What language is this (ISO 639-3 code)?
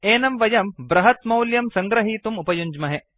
san